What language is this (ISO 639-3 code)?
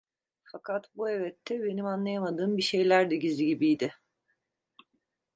tur